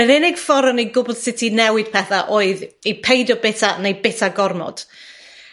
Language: Welsh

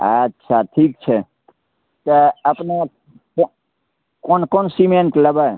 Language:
Maithili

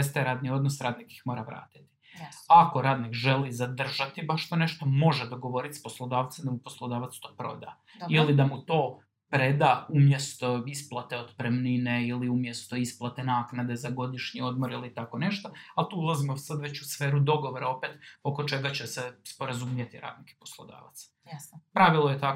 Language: Croatian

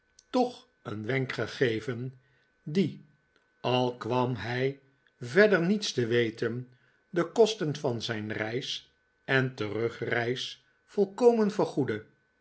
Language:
Dutch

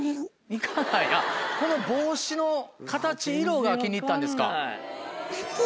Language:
Japanese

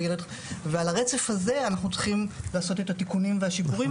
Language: Hebrew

